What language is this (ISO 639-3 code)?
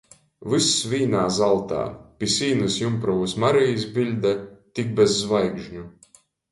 ltg